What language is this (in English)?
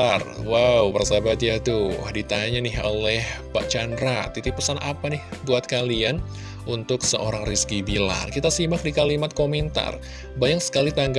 Indonesian